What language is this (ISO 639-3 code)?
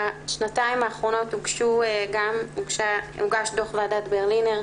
heb